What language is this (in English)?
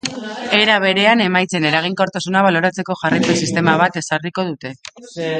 Basque